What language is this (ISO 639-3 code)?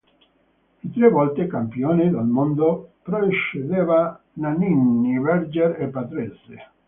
ita